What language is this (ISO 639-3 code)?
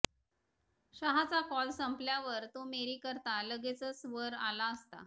mar